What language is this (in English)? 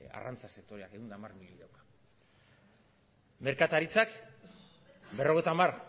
Basque